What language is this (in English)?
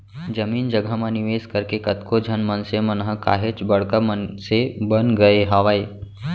Chhattisgarhi